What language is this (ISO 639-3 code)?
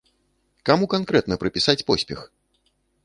bel